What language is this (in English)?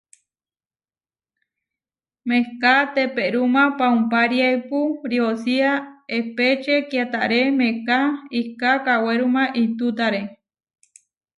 Huarijio